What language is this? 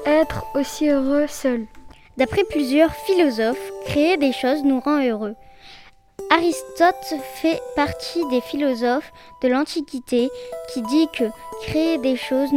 French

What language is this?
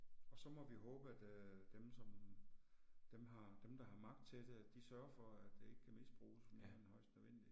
Danish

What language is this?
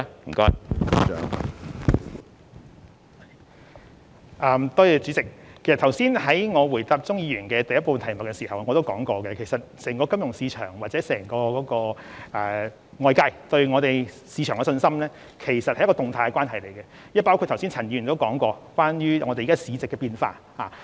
Cantonese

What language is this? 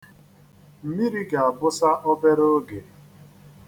Igbo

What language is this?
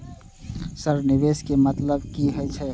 Maithili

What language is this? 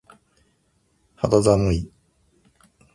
Japanese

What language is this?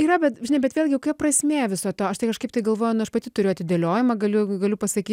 Lithuanian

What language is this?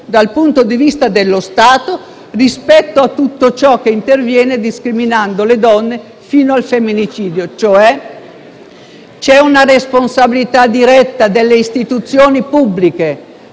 Italian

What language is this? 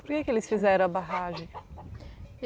Portuguese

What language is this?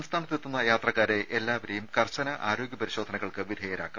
Malayalam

